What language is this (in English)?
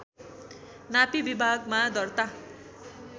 Nepali